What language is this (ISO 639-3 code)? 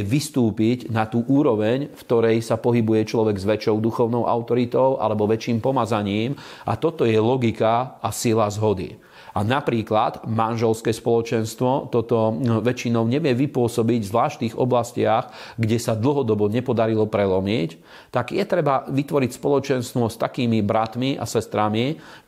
slk